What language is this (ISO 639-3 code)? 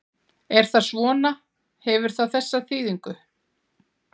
isl